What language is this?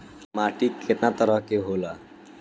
Bhojpuri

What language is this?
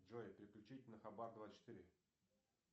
Russian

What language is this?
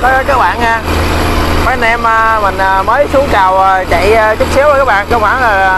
Vietnamese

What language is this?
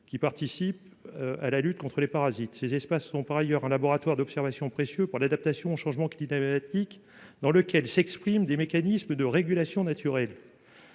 French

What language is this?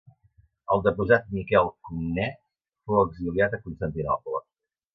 Catalan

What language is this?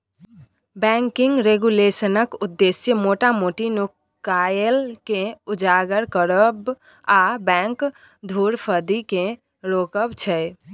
Maithili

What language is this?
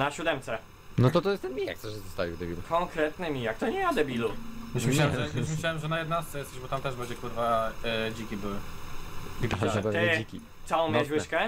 Polish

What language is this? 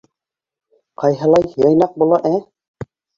Bashkir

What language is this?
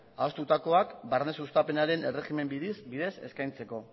Basque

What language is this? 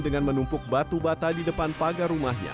Indonesian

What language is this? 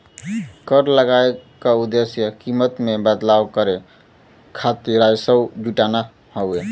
Bhojpuri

